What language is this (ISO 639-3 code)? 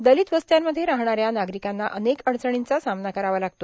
mar